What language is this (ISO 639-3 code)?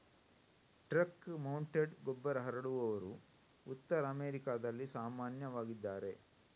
kan